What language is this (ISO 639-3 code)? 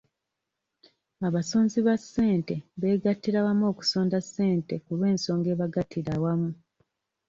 lug